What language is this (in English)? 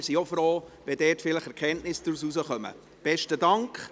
Swiss German